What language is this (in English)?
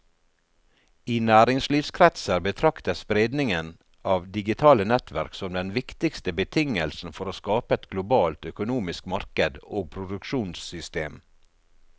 Norwegian